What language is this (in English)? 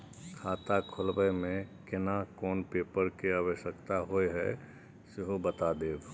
Maithili